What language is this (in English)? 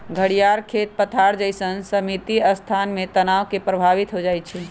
Magahi